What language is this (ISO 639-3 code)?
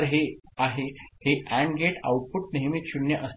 mar